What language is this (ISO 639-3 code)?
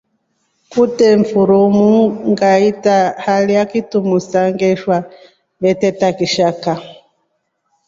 rof